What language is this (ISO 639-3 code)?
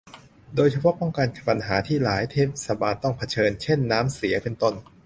tha